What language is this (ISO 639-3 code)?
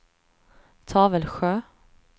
swe